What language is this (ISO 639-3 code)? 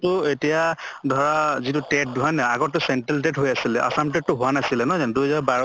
asm